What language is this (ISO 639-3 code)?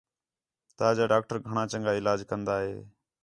xhe